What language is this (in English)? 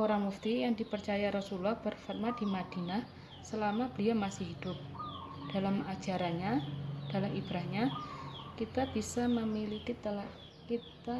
Indonesian